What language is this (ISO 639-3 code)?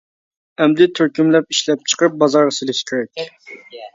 uig